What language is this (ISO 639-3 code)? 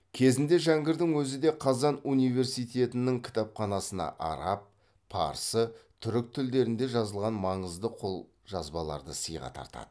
kaz